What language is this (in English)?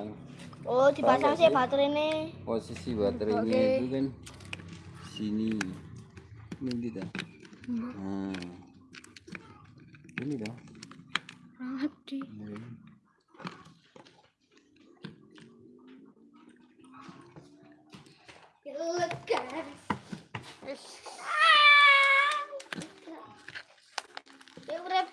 Indonesian